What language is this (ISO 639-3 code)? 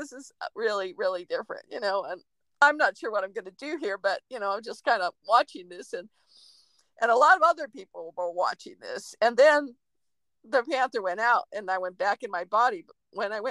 eng